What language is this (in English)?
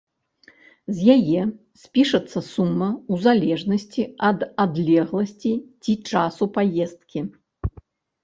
Belarusian